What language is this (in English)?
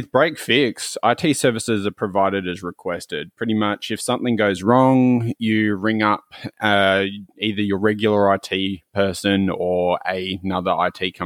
English